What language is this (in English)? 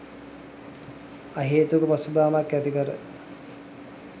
Sinhala